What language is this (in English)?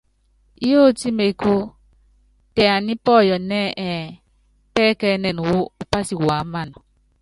Yangben